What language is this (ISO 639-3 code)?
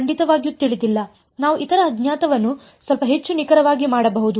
kan